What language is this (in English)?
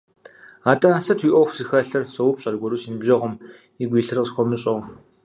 Kabardian